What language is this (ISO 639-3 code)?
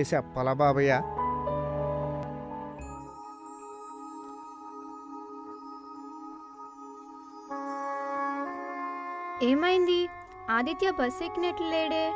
tel